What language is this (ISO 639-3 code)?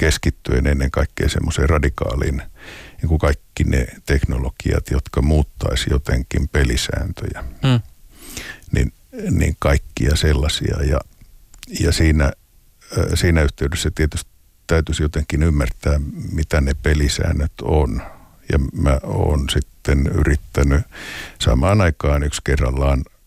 fin